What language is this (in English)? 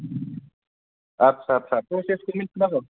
Bodo